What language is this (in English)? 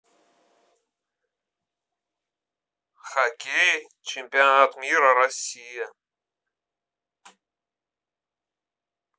Russian